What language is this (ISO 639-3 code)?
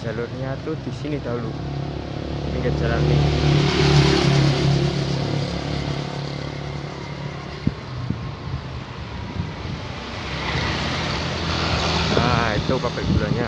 ind